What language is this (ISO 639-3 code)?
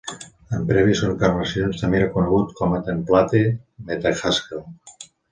cat